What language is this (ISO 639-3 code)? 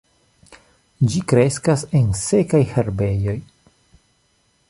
epo